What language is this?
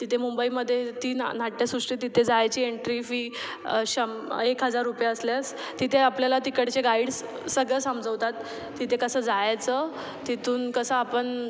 Marathi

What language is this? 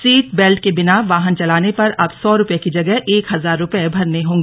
Hindi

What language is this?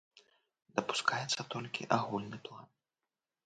Belarusian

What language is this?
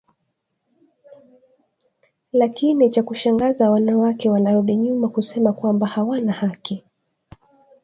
Swahili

